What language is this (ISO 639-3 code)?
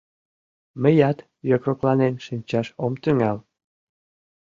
chm